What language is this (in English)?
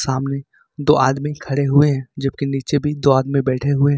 Hindi